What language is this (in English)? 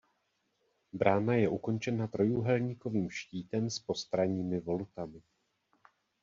Czech